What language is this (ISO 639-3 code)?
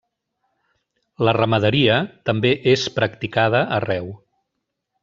cat